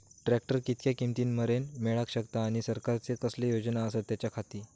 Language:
Marathi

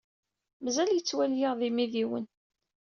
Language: Kabyle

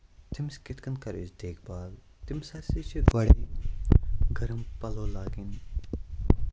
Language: Kashmiri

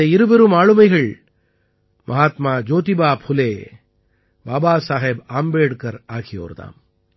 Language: Tamil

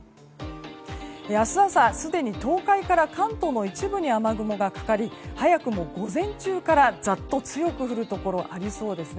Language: Japanese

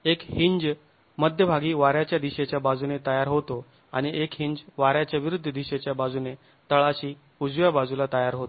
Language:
Marathi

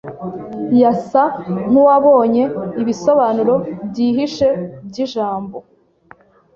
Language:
Kinyarwanda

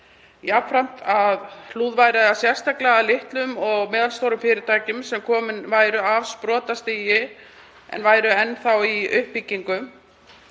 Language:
Icelandic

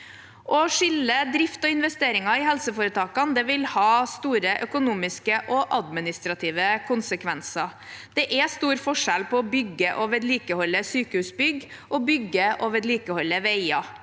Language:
Norwegian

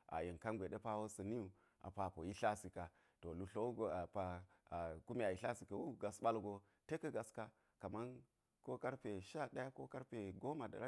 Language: Geji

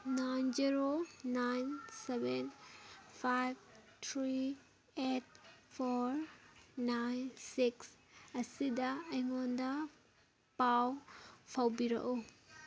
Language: Manipuri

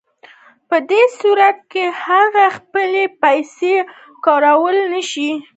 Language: Pashto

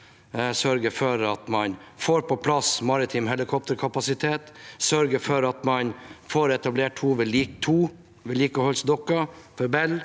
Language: Norwegian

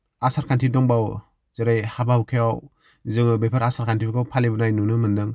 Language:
Bodo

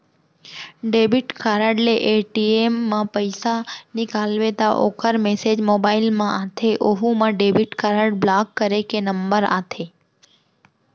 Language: Chhattisgarhi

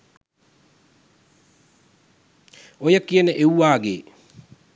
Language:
Sinhala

